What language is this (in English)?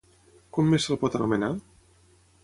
Catalan